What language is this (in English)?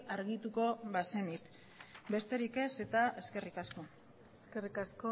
Basque